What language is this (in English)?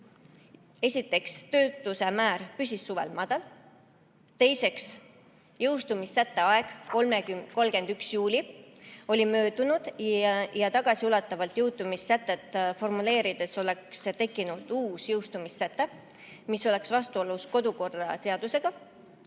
Estonian